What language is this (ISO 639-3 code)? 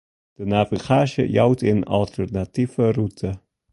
fry